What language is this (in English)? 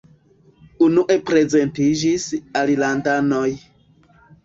Esperanto